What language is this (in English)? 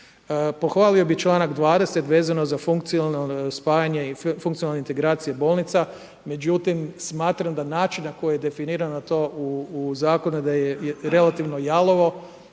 Croatian